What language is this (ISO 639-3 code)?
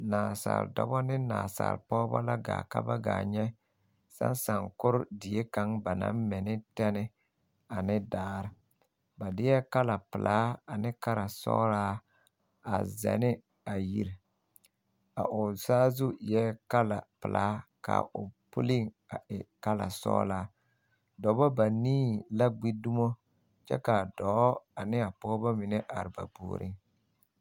dga